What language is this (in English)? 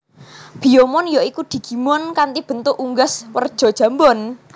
Javanese